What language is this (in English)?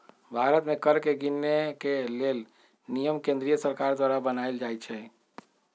Magahi